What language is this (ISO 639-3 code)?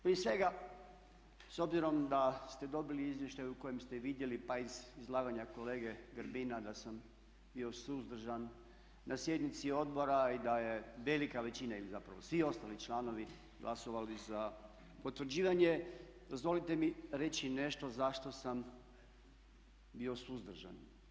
hrv